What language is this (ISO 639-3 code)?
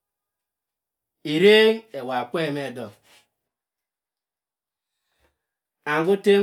mfn